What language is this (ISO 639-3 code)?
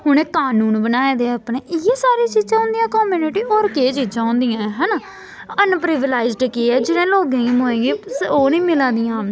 doi